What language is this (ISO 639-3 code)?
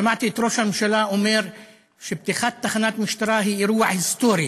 heb